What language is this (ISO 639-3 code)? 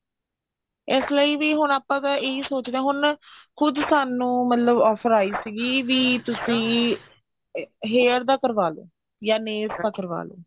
pan